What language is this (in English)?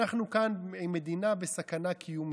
Hebrew